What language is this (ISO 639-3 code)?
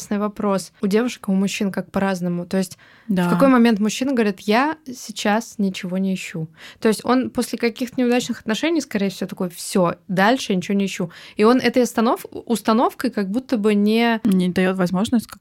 rus